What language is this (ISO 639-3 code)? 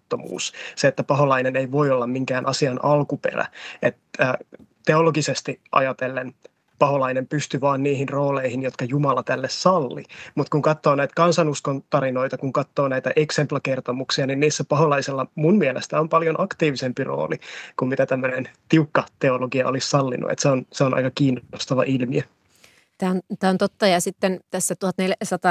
fin